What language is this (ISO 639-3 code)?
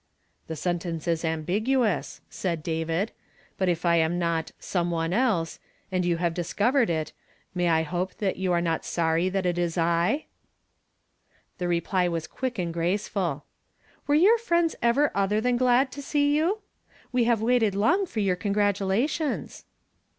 eng